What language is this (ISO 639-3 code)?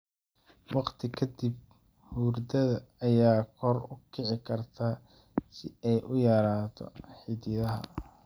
som